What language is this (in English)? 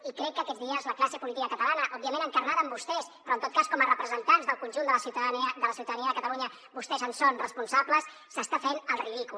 Catalan